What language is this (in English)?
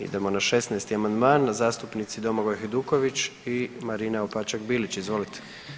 Croatian